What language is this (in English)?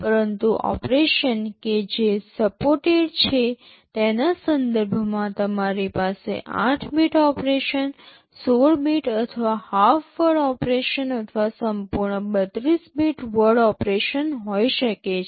Gujarati